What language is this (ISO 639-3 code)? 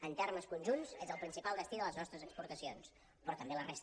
cat